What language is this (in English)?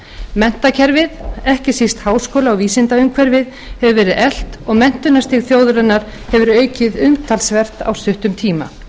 Icelandic